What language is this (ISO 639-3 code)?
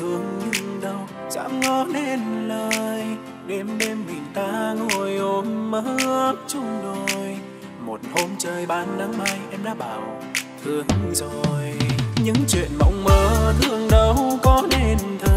vie